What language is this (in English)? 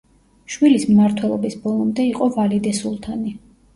Georgian